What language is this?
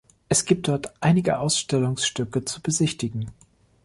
German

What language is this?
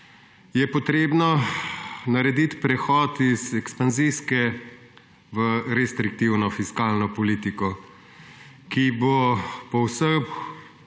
Slovenian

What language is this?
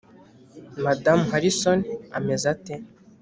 Kinyarwanda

